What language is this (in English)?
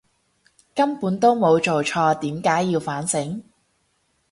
Cantonese